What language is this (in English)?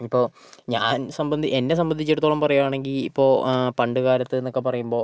Malayalam